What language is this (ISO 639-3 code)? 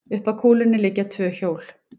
isl